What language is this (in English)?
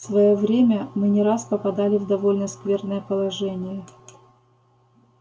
Russian